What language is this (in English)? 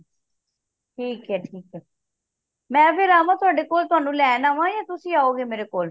Punjabi